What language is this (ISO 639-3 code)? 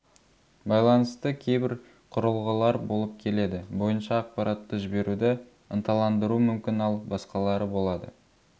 kaz